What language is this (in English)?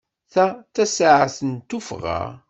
Kabyle